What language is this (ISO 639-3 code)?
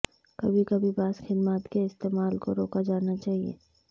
urd